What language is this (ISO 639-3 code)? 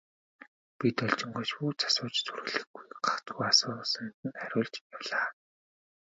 mon